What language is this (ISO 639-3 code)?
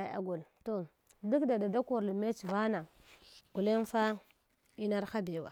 hwo